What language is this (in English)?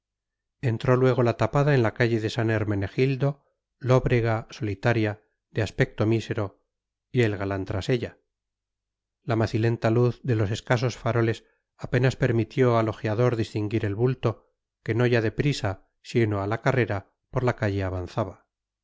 Spanish